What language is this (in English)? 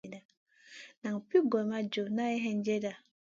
Masana